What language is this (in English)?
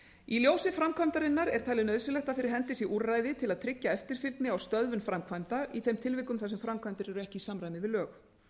Icelandic